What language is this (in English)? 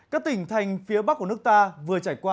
Vietnamese